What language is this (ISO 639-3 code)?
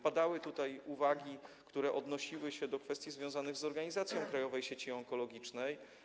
pol